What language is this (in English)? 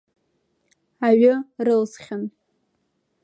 Abkhazian